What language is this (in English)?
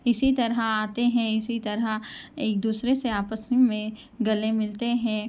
Urdu